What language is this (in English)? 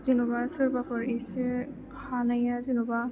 Bodo